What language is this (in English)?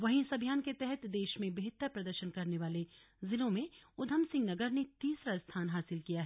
Hindi